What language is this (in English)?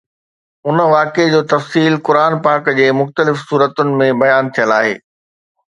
Sindhi